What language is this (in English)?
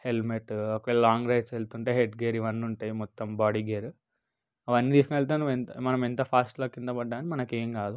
Telugu